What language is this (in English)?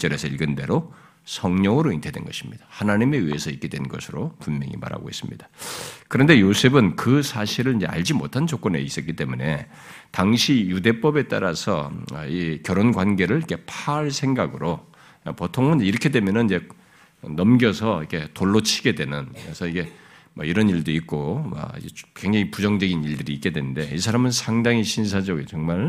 Korean